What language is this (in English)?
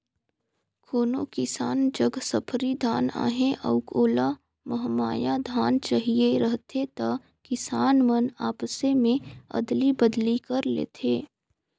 Chhattisgarhi